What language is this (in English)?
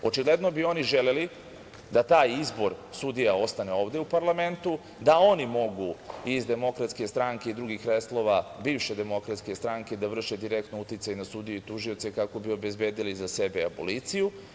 Serbian